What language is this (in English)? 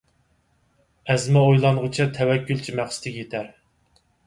Uyghur